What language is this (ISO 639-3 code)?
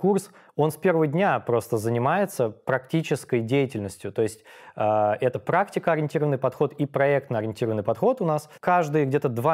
rus